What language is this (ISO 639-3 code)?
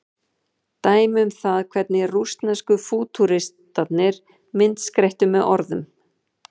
isl